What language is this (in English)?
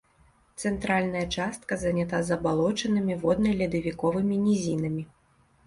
Belarusian